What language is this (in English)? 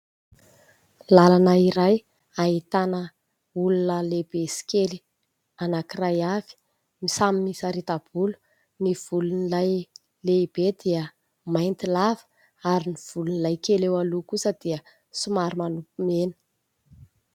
Malagasy